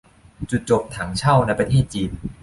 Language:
Thai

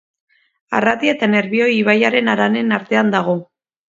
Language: Basque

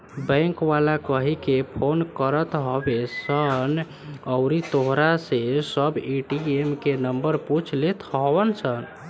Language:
Bhojpuri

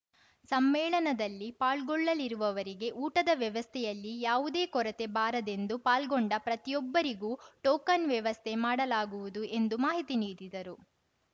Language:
Kannada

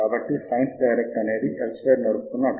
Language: Telugu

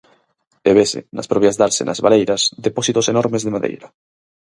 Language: Galician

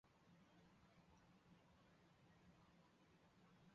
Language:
Chinese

